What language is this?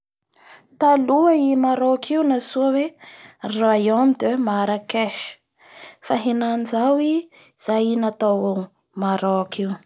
Bara Malagasy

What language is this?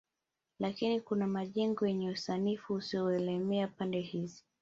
Swahili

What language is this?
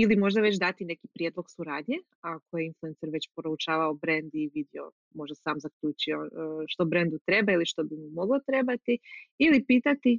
Croatian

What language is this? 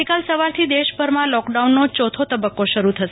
Gujarati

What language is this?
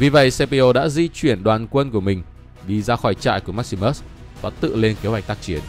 Vietnamese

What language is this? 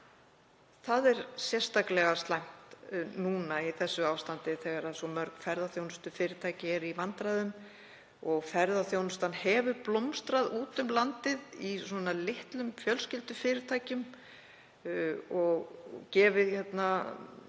Icelandic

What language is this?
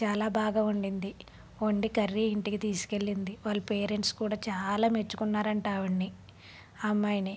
Telugu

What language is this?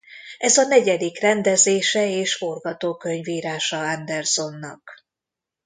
Hungarian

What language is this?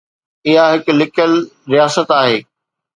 Sindhi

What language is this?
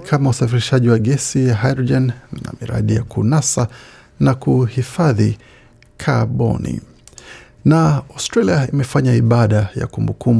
Swahili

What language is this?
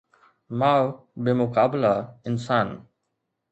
Sindhi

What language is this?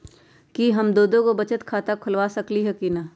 Magahi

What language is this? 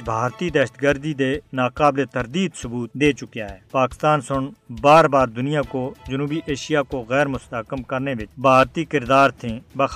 Urdu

